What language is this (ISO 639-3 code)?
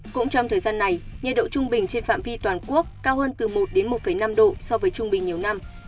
vie